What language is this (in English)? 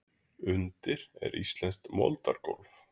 Icelandic